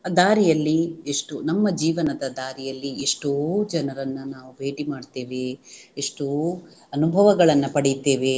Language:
Kannada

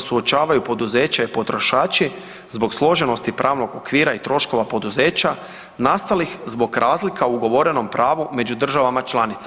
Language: Croatian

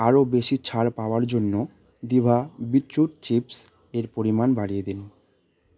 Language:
Bangla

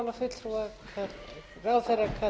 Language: Icelandic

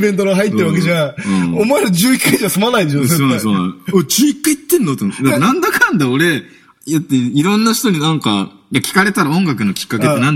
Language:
Japanese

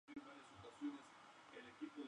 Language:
Spanish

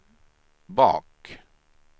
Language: Swedish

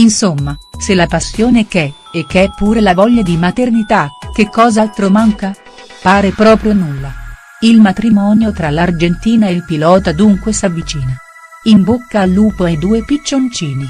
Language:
Italian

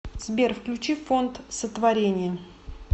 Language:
Russian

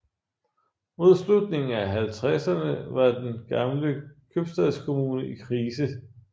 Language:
Danish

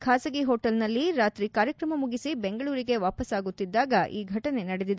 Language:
Kannada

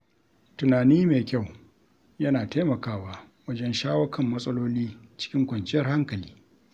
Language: Hausa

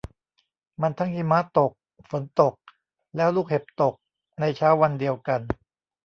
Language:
Thai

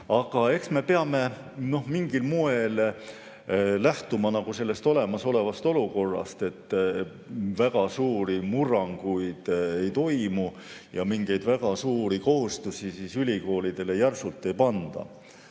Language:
Estonian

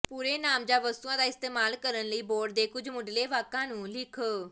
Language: Punjabi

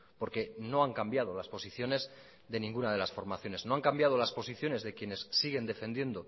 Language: Spanish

